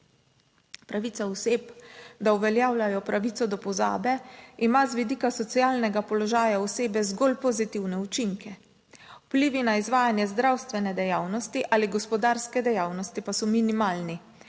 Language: Slovenian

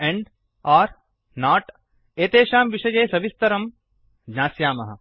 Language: Sanskrit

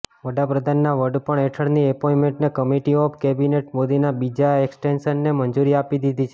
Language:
Gujarati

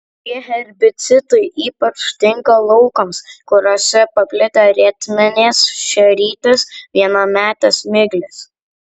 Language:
Lithuanian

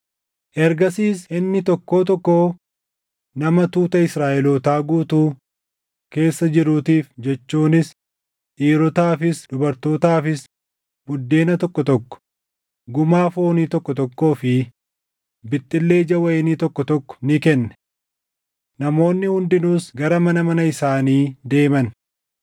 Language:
Oromo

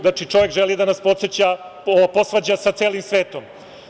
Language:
Serbian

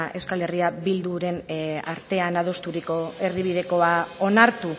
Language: Basque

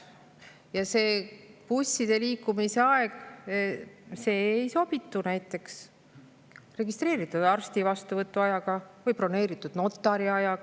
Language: Estonian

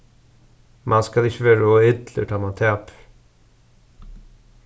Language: Faroese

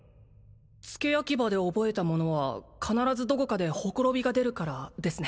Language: Japanese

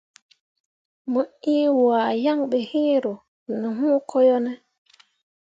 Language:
Mundang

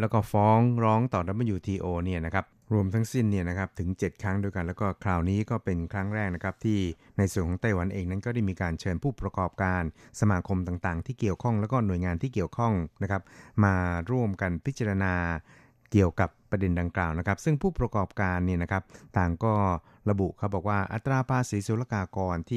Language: Thai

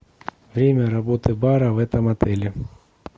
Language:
Russian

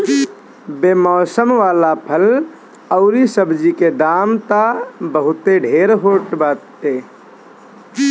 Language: Bhojpuri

